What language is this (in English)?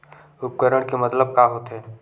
Chhattisgarhi